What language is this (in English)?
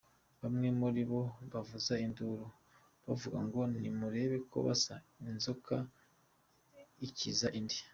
Kinyarwanda